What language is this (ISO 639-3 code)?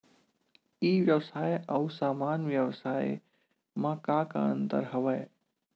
hne